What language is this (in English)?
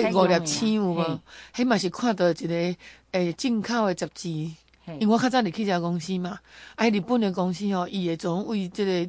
Chinese